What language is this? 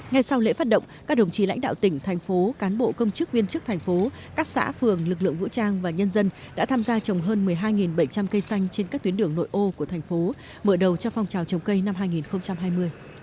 Vietnamese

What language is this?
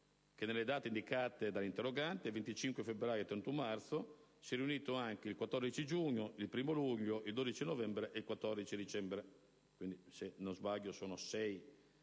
Italian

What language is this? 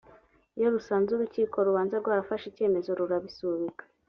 Kinyarwanda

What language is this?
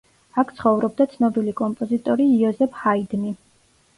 Georgian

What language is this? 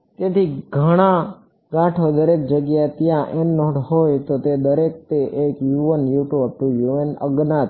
Gujarati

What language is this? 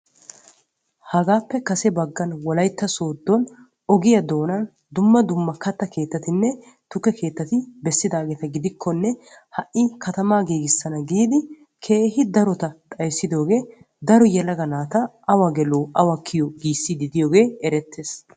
Wolaytta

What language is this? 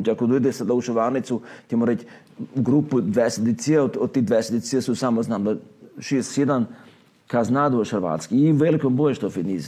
Croatian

